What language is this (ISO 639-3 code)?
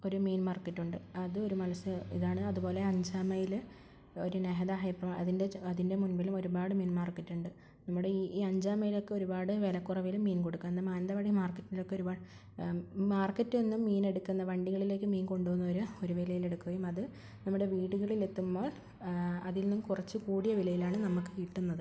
mal